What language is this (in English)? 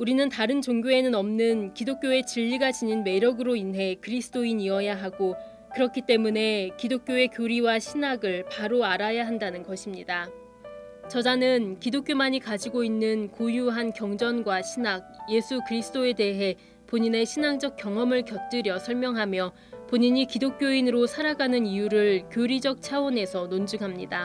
Korean